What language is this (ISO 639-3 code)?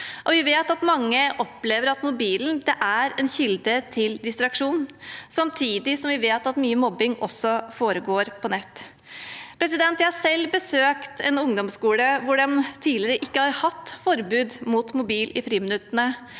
nor